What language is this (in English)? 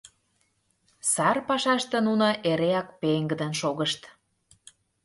Mari